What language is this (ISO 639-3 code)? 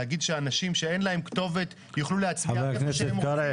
heb